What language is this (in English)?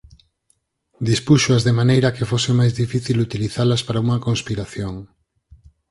Galician